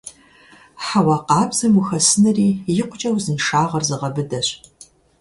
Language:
Kabardian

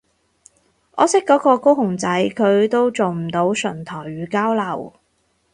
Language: Cantonese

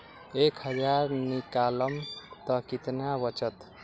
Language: Magahi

